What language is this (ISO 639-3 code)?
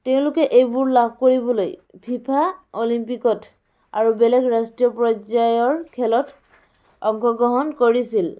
asm